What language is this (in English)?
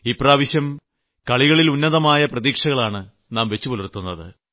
Malayalam